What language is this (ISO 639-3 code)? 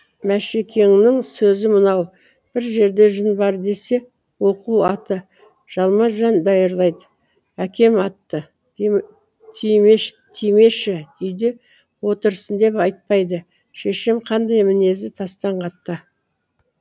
kaz